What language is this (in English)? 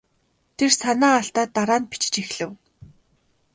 Mongolian